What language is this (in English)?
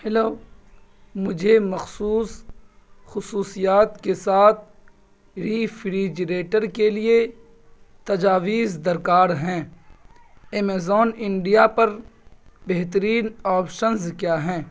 Urdu